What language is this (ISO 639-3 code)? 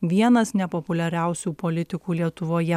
lit